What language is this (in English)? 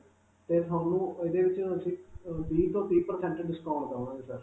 Punjabi